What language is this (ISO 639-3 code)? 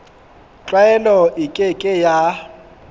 sot